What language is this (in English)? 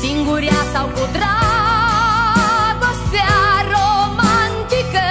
Romanian